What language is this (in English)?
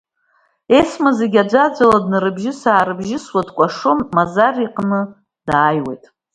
Abkhazian